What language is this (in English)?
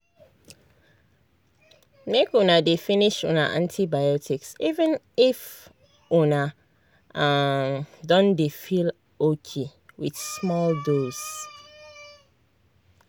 Nigerian Pidgin